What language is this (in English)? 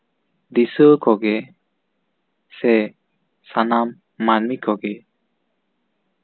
Santali